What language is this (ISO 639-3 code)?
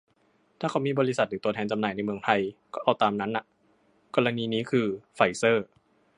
tha